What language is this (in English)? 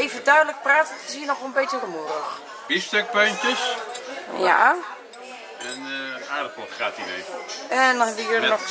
Dutch